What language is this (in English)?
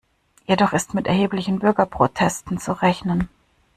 German